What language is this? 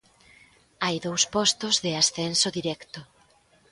Galician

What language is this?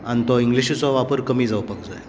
Konkani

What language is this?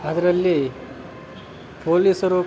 Kannada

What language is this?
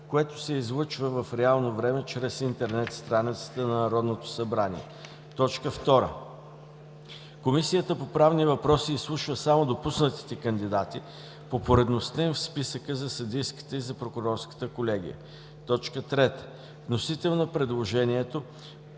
Bulgarian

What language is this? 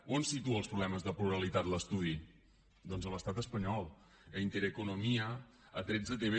Catalan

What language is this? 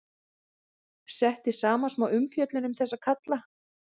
Icelandic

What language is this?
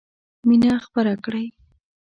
Pashto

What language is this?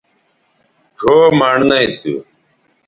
Bateri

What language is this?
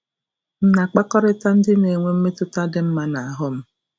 Igbo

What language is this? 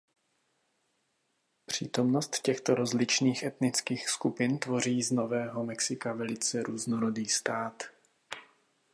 Czech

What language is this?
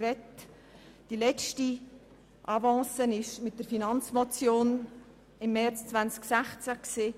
Swiss German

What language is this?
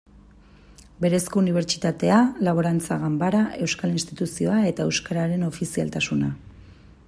Basque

